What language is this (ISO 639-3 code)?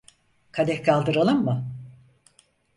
tur